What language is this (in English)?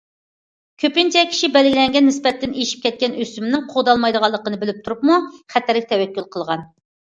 Uyghur